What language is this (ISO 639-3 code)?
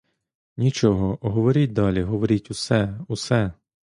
ukr